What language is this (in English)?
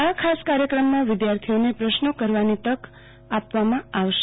Gujarati